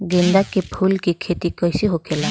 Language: Bhojpuri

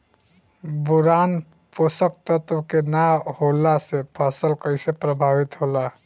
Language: Bhojpuri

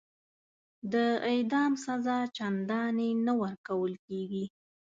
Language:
Pashto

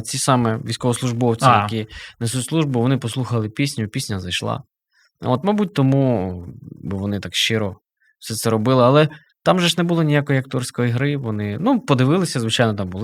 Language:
Ukrainian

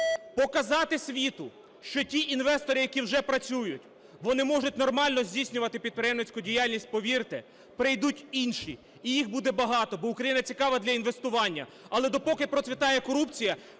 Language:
Ukrainian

